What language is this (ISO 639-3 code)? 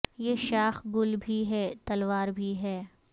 urd